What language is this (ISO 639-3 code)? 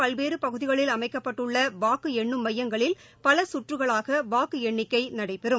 tam